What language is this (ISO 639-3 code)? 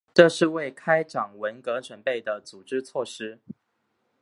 zho